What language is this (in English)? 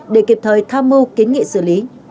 Vietnamese